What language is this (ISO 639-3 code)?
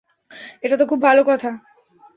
ben